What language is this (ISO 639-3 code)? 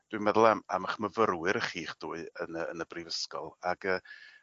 cym